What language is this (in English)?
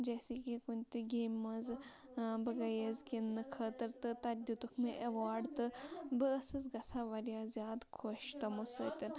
Kashmiri